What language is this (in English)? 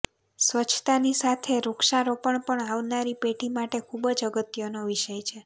Gujarati